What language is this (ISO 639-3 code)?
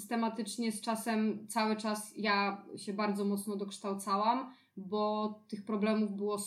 pol